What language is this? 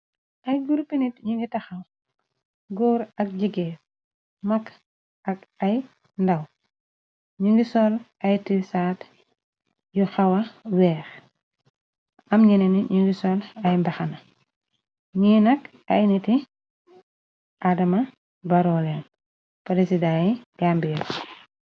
Wolof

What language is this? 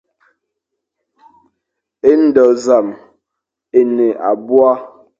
Fang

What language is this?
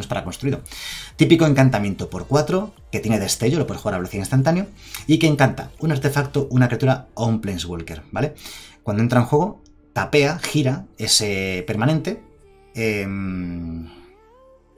Spanish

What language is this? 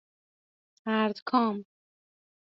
Persian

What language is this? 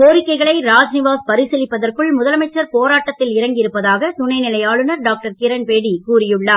Tamil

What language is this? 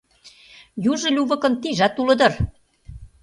Mari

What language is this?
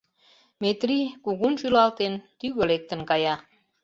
Mari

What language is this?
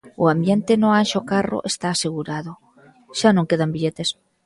Galician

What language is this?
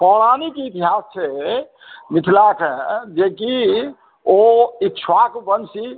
Maithili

